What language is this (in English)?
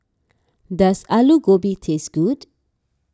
English